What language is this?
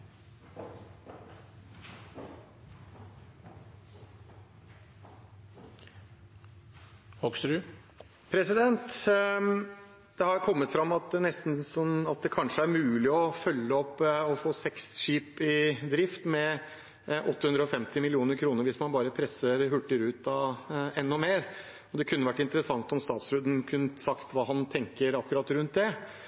Norwegian Nynorsk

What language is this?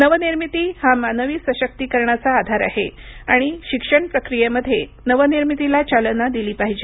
Marathi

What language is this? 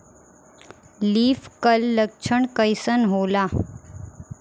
Bhojpuri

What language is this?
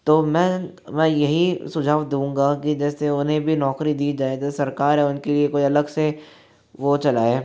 Hindi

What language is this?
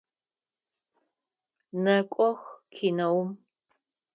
Adyghe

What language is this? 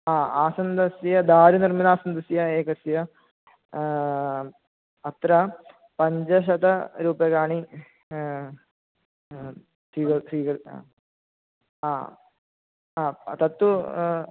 Sanskrit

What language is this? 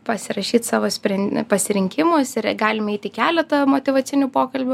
Lithuanian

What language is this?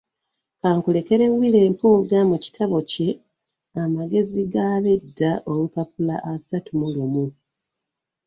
Ganda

